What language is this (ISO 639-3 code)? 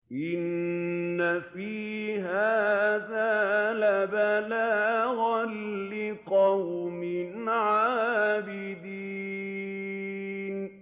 ara